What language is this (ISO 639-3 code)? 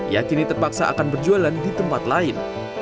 ind